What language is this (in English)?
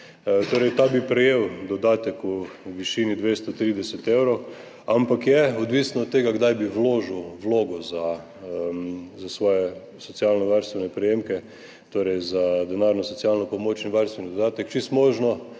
Slovenian